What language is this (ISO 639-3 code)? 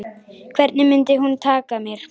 isl